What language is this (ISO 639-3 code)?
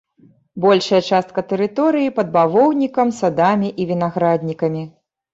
bel